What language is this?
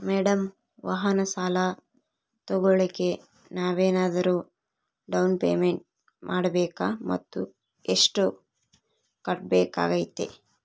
Kannada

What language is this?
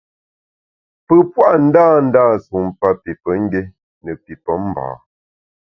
Bamun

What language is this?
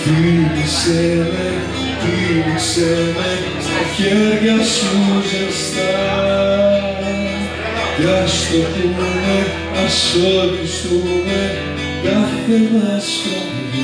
Romanian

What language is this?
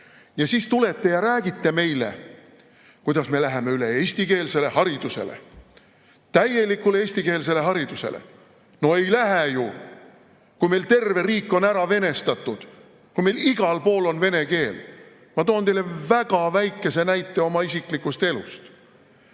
Estonian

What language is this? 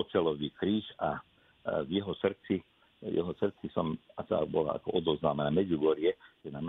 Slovak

